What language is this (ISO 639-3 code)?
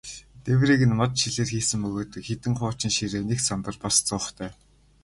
mon